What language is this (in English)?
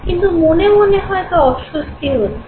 Bangla